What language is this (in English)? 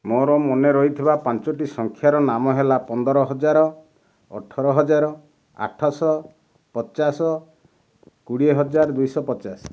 Odia